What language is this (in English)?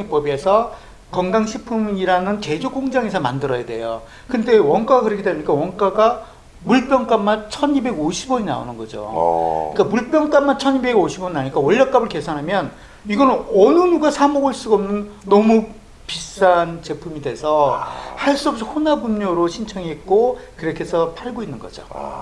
Korean